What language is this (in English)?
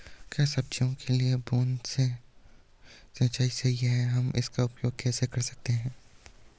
Hindi